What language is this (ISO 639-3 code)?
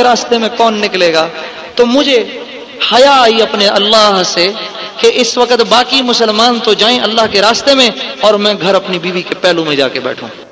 urd